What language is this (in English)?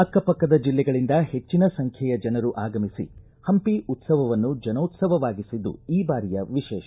Kannada